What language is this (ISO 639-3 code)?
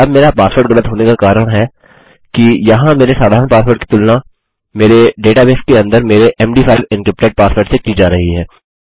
hin